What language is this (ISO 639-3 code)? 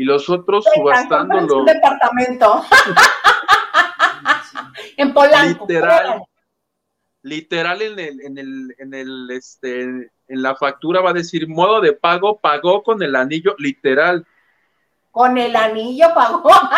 spa